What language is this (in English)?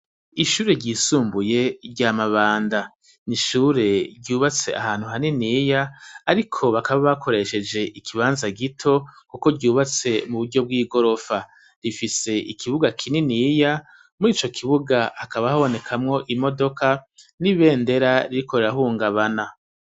Rundi